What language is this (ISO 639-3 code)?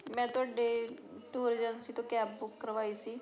pan